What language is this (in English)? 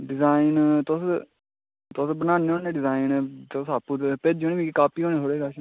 Dogri